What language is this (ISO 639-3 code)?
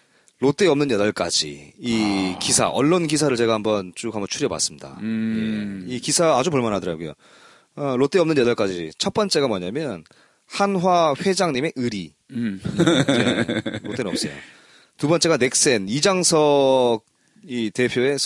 kor